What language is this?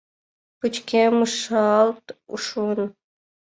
Mari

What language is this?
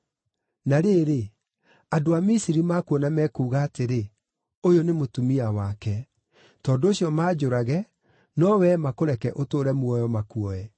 Kikuyu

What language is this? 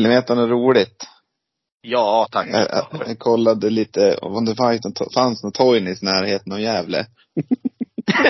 Swedish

